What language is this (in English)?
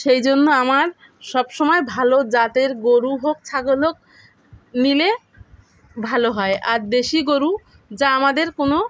Bangla